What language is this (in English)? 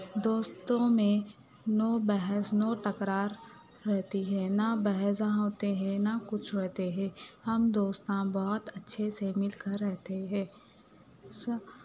Urdu